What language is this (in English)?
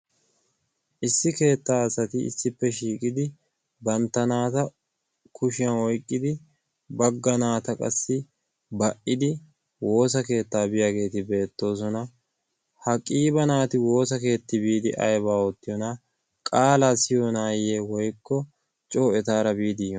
Wolaytta